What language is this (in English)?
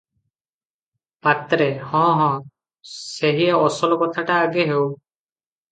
Odia